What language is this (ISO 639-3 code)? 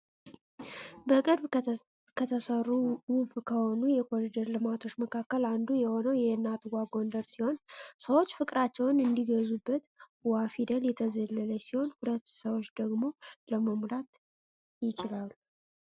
amh